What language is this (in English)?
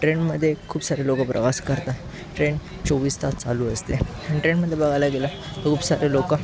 Marathi